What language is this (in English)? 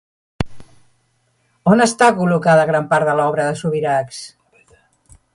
Catalan